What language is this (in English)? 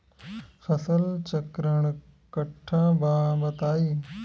Bhojpuri